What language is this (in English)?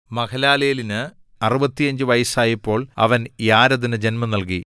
Malayalam